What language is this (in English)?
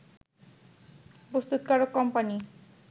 Bangla